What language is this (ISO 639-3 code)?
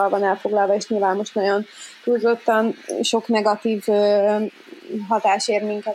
hun